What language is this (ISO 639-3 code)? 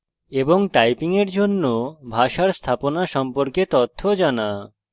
ben